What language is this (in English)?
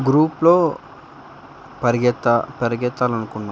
Telugu